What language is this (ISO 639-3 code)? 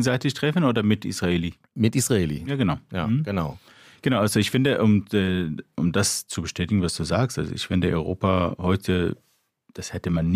deu